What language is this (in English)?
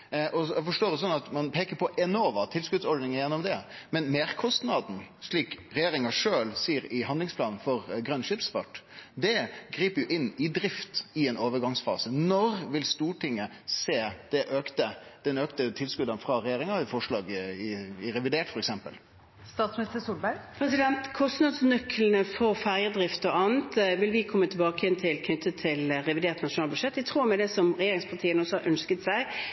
Norwegian